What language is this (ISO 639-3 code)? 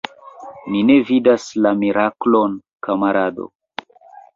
epo